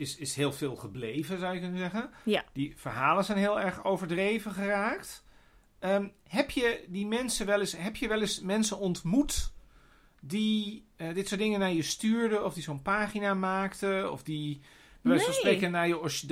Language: Dutch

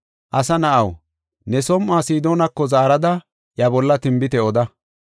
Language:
Gofa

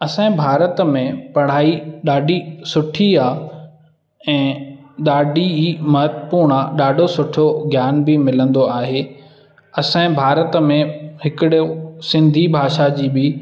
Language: Sindhi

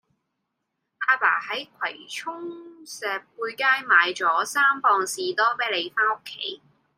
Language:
Cantonese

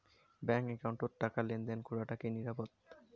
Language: Bangla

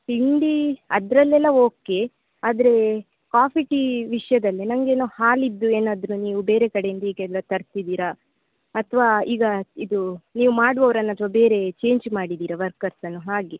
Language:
Kannada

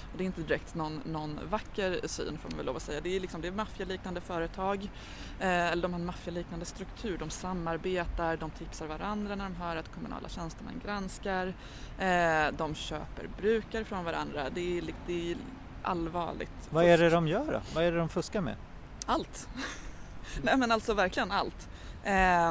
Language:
Swedish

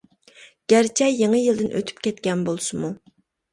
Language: Uyghur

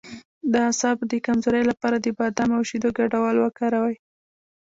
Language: Pashto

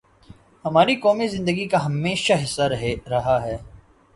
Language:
Urdu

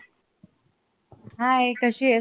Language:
Marathi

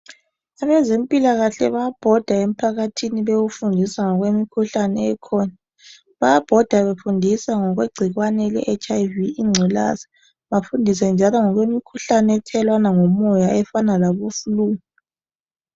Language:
North Ndebele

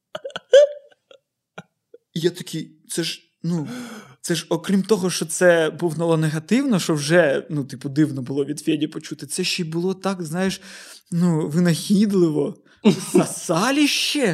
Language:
Ukrainian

